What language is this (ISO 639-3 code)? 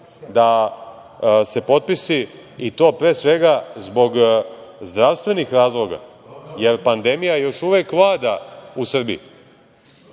srp